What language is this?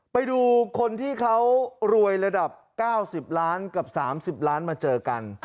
Thai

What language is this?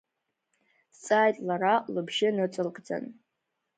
Abkhazian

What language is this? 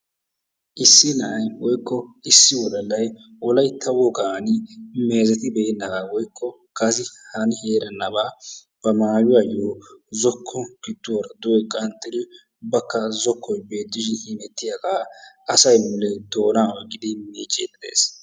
Wolaytta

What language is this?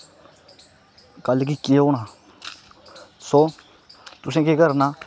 Dogri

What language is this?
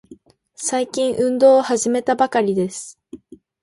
Japanese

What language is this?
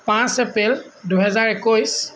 Assamese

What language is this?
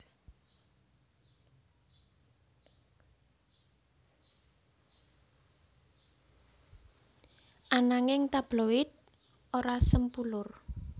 Javanese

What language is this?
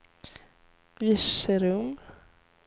Swedish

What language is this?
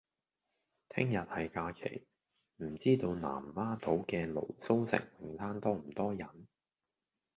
Cantonese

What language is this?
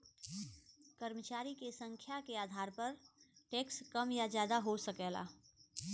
Bhojpuri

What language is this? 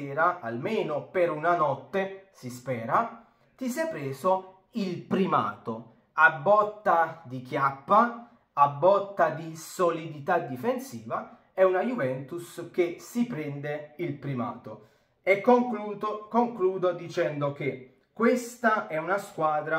Italian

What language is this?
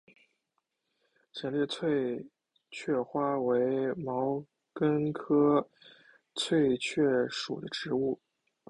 Chinese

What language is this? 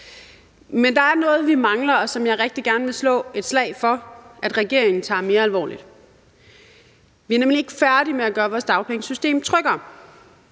Danish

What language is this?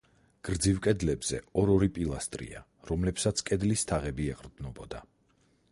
Georgian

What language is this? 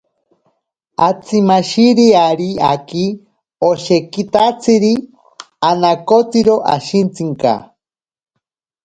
Ashéninka Perené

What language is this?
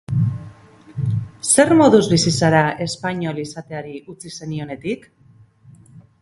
Basque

